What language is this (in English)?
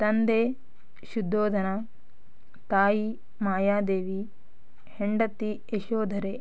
Kannada